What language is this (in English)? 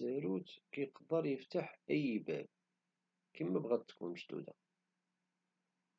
Moroccan Arabic